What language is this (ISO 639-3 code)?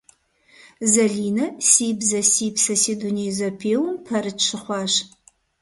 kbd